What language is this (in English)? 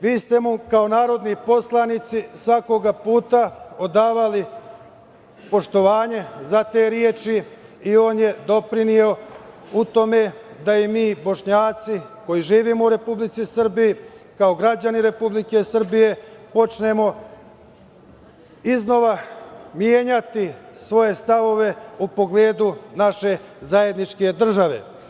Serbian